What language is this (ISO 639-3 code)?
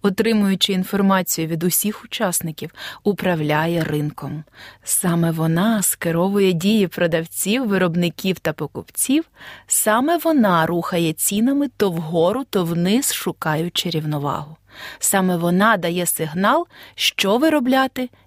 ukr